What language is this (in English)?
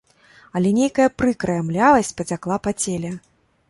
Belarusian